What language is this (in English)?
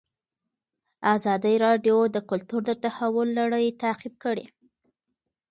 Pashto